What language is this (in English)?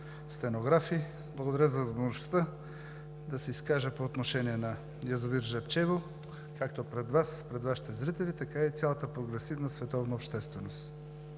Bulgarian